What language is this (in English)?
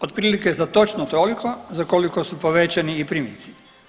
Croatian